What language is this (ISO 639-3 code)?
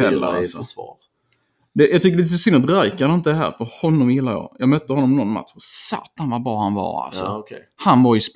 swe